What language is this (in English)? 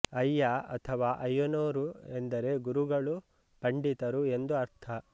Kannada